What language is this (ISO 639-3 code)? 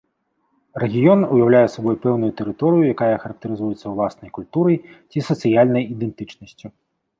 bel